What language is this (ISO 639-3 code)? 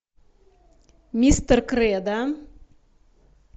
rus